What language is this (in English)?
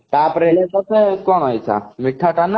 Odia